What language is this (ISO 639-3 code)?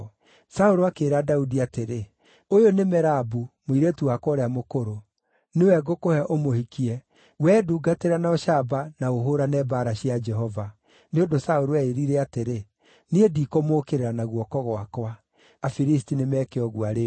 kik